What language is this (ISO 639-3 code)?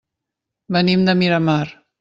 cat